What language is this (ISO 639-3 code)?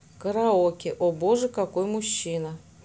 rus